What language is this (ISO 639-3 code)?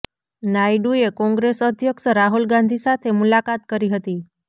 guj